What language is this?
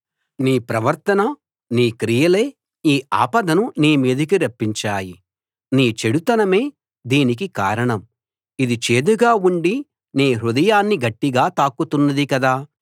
Telugu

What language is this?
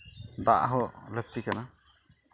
Santali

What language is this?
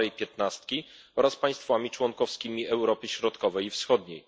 Polish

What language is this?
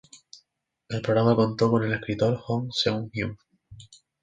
Spanish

